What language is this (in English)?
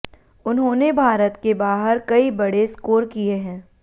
Hindi